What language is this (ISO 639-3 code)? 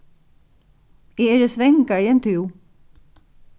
fao